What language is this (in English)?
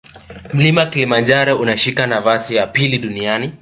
Swahili